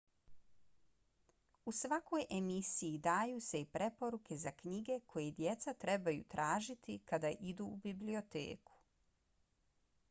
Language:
Bosnian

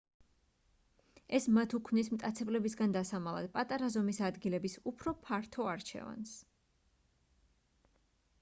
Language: Georgian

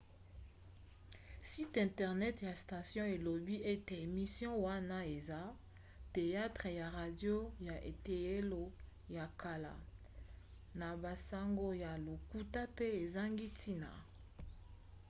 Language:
Lingala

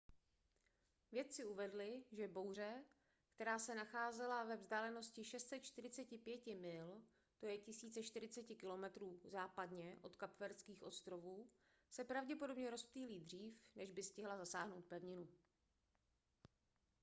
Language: Czech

